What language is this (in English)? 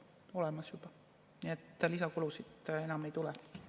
Estonian